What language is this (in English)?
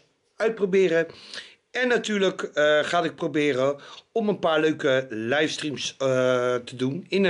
Dutch